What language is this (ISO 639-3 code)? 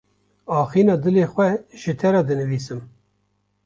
kur